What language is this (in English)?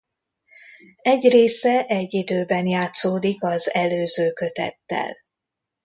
Hungarian